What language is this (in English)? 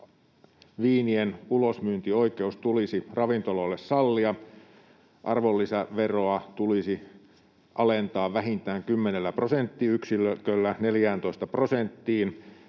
Finnish